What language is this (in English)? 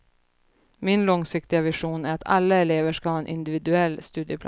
Swedish